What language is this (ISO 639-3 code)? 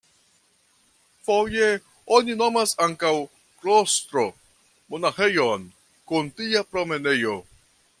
epo